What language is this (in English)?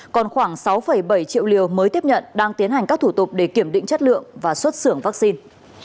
Vietnamese